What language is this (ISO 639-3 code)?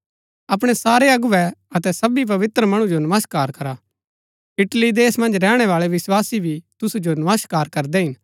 gbk